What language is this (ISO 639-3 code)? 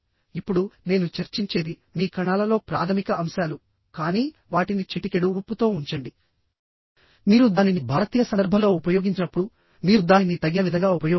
tel